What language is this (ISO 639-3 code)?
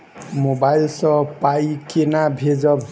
mai